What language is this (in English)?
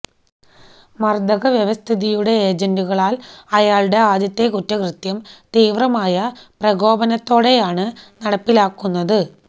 Malayalam